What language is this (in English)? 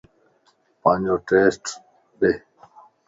Lasi